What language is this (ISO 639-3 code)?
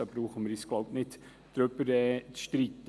gsw